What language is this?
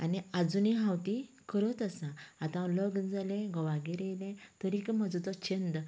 Konkani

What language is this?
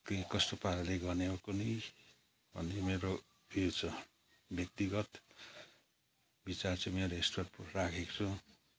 Nepali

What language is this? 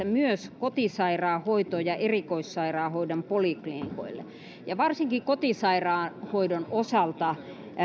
Finnish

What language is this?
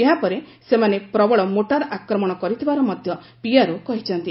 Odia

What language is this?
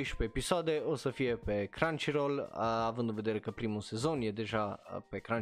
Romanian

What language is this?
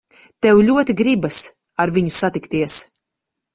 Latvian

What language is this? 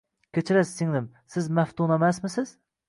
Uzbek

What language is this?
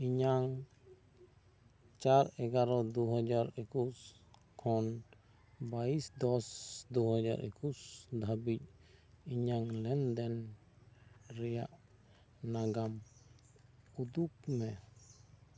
Santali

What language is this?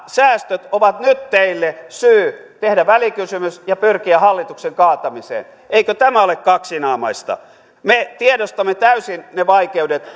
Finnish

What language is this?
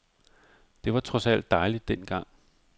Danish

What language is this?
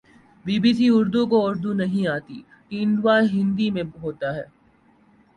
Urdu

